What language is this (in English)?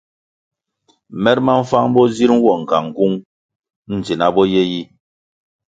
Kwasio